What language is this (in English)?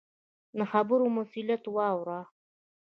Pashto